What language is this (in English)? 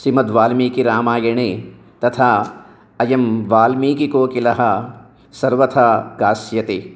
Sanskrit